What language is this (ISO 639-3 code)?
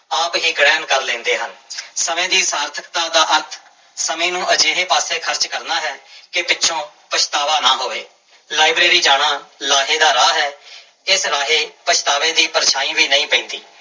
pan